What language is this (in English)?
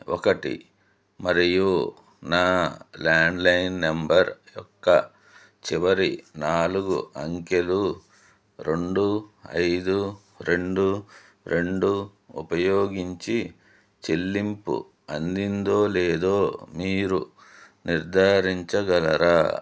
Telugu